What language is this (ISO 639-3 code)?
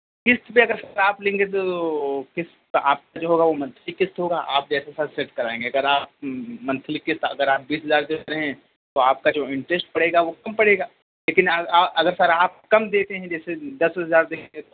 urd